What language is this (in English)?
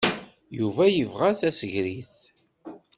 Kabyle